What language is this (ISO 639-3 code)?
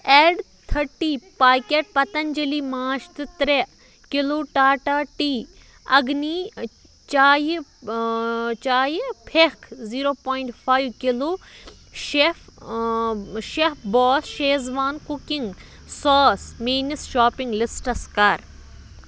kas